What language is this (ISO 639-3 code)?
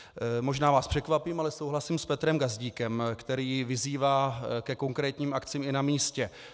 ces